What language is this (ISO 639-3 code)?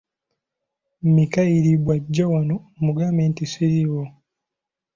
lug